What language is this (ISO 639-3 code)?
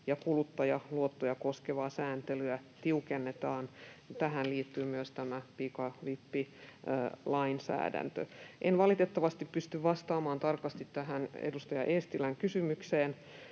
fin